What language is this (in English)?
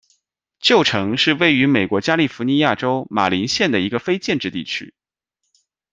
Chinese